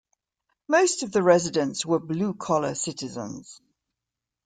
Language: English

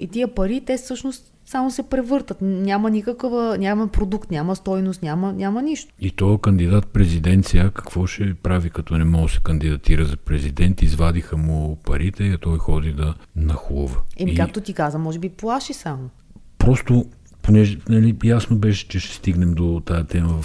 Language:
Bulgarian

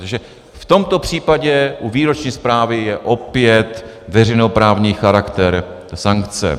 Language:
Czech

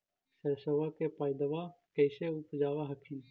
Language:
Magahi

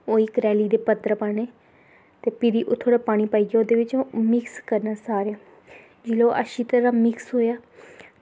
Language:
Dogri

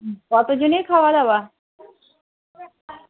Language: Bangla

